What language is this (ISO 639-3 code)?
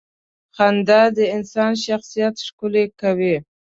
pus